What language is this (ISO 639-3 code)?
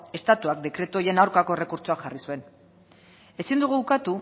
eus